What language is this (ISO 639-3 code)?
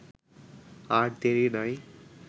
ben